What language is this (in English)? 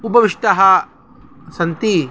Sanskrit